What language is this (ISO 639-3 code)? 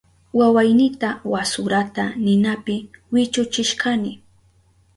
qup